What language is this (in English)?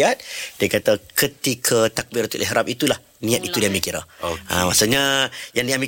Malay